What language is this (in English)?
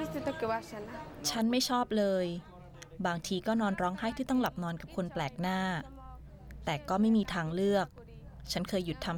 Thai